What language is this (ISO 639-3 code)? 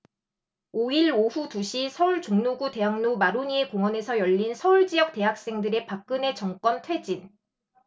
kor